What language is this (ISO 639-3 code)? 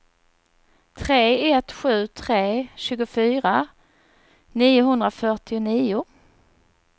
swe